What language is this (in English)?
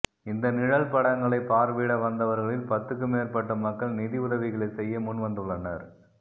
Tamil